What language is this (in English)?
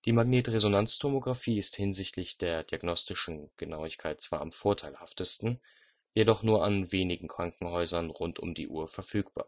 German